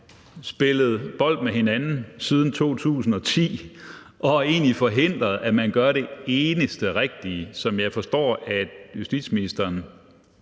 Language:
Danish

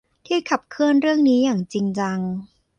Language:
Thai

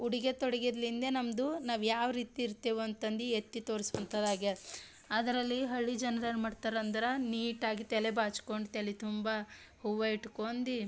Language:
Kannada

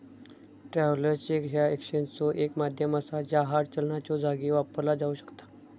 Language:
Marathi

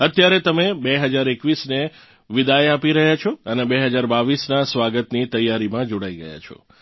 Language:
Gujarati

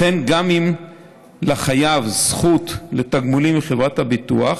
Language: Hebrew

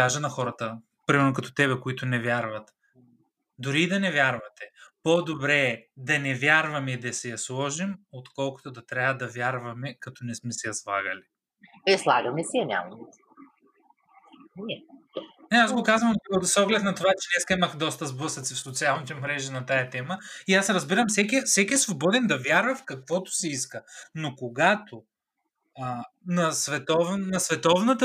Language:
Bulgarian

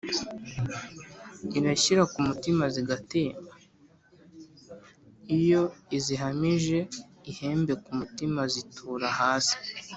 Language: Kinyarwanda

